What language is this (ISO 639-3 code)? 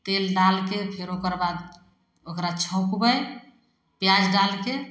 mai